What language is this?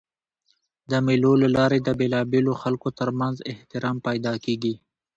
Pashto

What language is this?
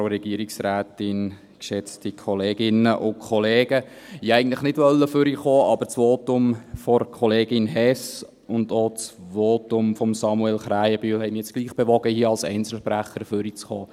Swiss German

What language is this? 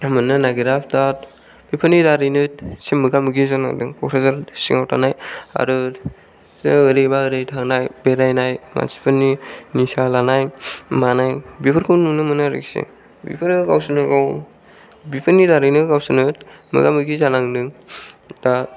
Bodo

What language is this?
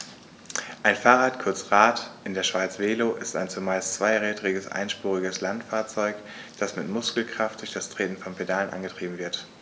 German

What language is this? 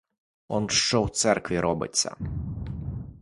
Ukrainian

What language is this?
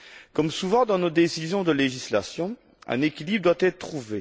French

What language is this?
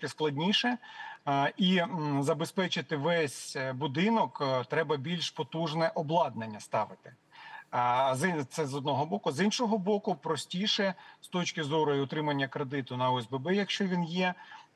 Ukrainian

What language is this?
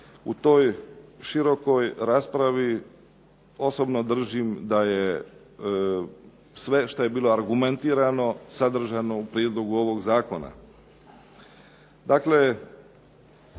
Croatian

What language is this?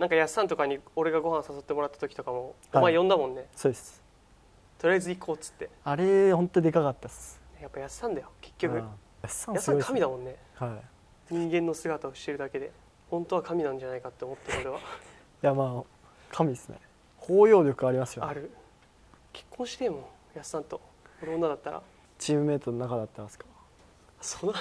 Japanese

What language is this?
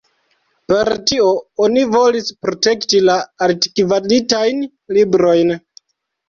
Esperanto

